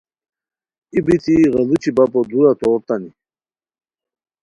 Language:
Khowar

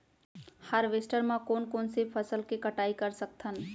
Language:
Chhattisgarhi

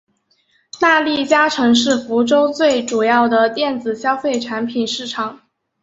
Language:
Chinese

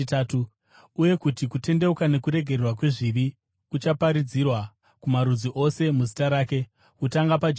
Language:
Shona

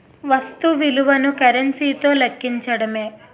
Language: Telugu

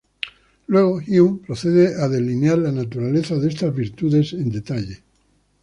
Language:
Spanish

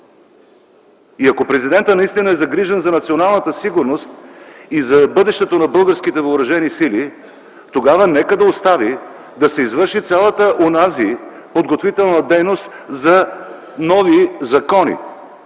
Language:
Bulgarian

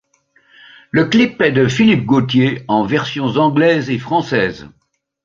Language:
French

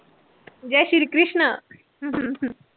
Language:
Punjabi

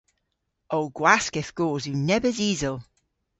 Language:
Cornish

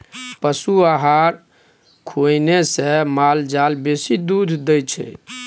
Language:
Maithili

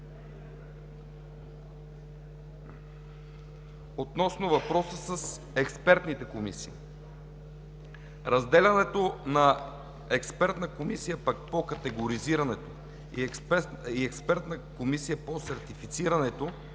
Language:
Bulgarian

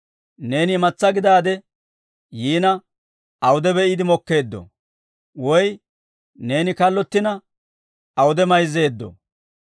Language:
Dawro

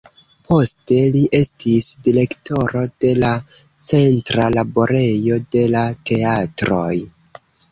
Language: Esperanto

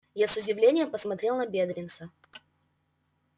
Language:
Russian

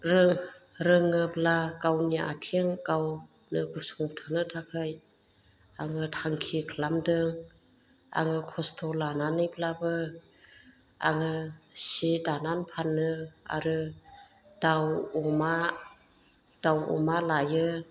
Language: Bodo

